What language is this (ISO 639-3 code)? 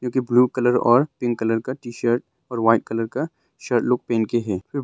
hin